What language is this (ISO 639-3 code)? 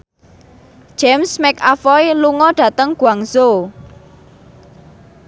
jav